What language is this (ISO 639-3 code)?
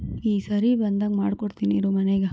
kan